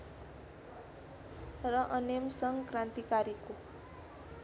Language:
Nepali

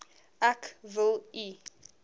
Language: Afrikaans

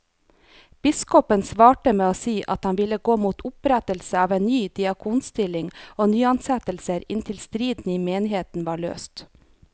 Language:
Norwegian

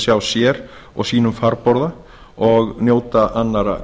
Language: Icelandic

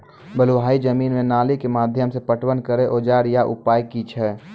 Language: Maithili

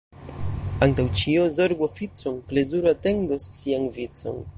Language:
Esperanto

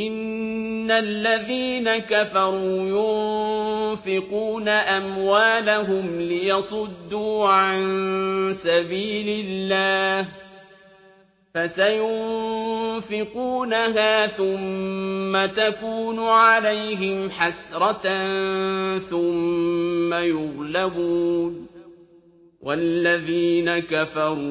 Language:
Arabic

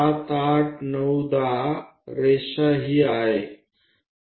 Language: Gujarati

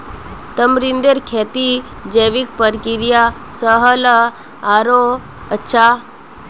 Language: Magahi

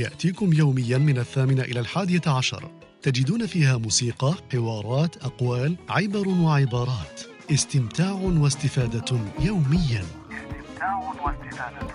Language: Arabic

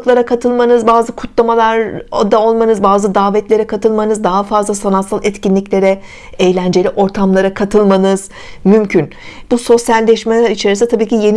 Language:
Turkish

